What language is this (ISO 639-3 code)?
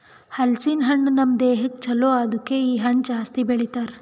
kan